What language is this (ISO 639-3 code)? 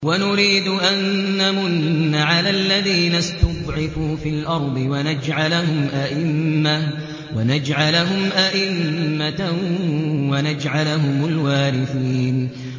ara